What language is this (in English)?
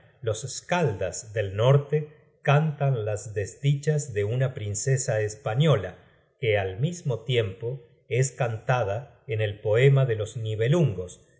Spanish